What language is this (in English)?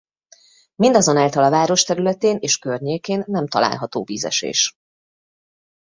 Hungarian